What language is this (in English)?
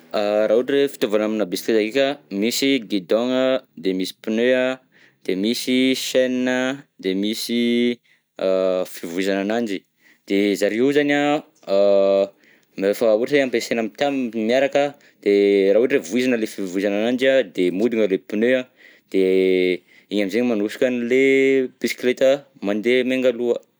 Southern Betsimisaraka Malagasy